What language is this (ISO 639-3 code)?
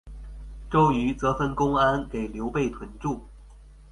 zho